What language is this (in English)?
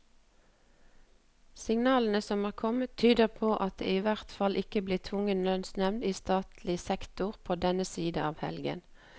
Norwegian